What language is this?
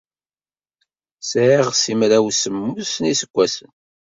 Kabyle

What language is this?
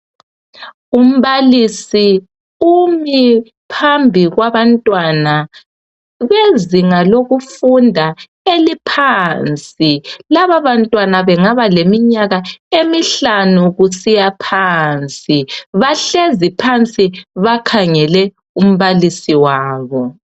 North Ndebele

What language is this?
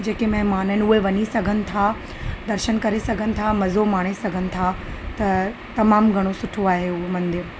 Sindhi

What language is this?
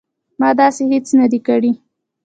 Pashto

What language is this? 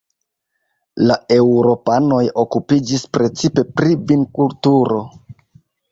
Esperanto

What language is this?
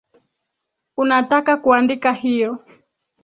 Swahili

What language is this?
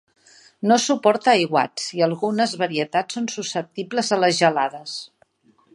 Catalan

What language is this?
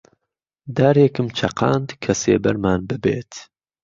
Central Kurdish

